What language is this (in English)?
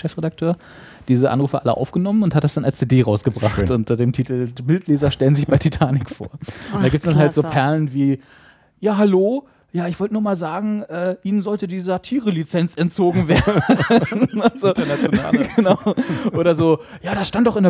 German